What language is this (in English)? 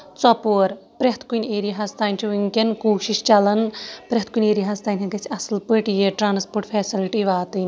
Kashmiri